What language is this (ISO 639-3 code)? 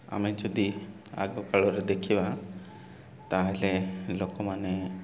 ori